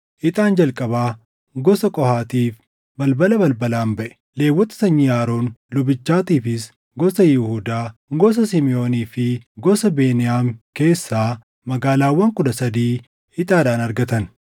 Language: Oromo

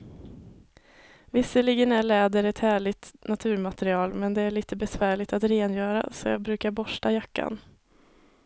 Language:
Swedish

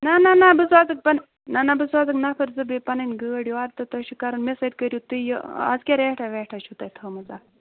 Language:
Kashmiri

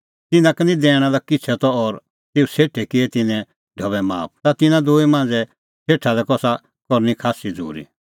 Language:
Kullu Pahari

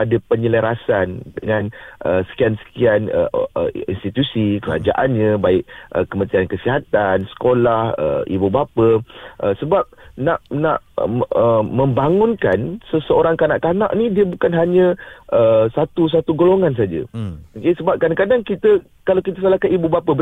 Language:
Malay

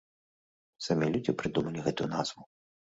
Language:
Belarusian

